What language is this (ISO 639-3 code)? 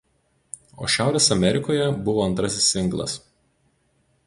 lit